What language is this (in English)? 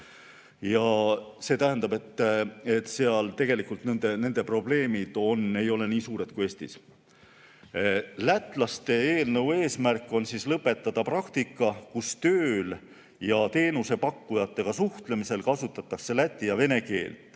Estonian